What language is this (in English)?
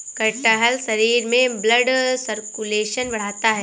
Hindi